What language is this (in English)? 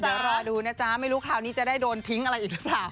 Thai